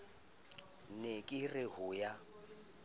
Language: Southern Sotho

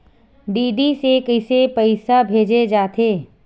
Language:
Chhattisgarhi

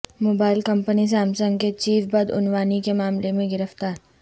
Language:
Urdu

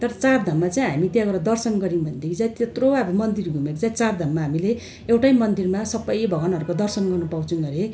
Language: Nepali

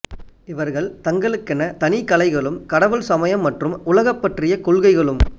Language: Tamil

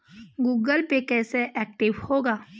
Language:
Hindi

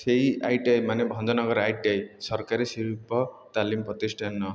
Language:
Odia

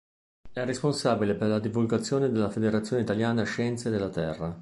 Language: Italian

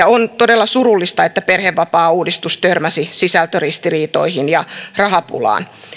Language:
Finnish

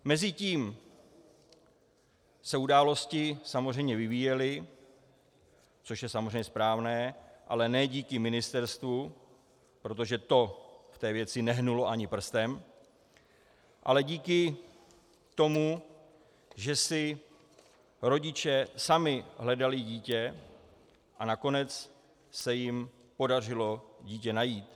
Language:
Czech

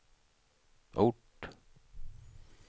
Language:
Swedish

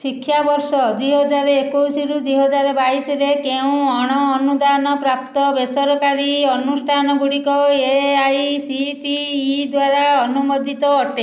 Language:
Odia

